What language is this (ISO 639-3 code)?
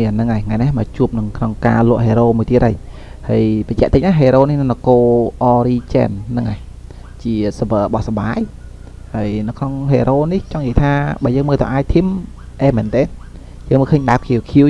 vie